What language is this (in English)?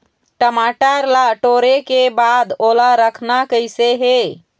Chhattisgarhi